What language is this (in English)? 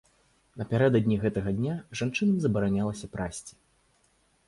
Belarusian